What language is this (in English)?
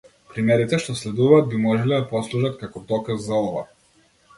Macedonian